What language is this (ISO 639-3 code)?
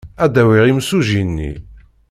kab